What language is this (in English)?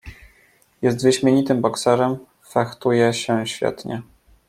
Polish